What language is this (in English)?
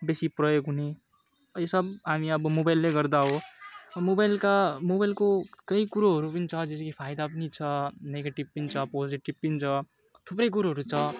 Nepali